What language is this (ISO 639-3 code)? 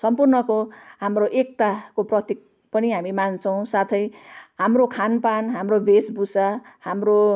nep